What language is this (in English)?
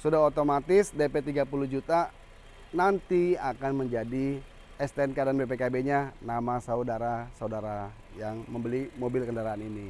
Indonesian